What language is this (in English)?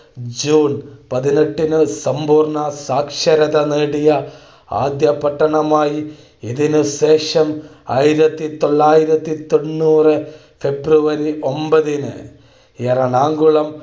Malayalam